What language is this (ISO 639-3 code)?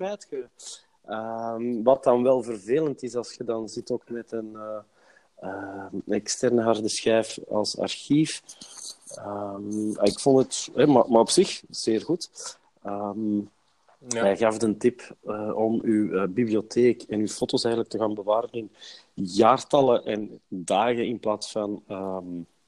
nld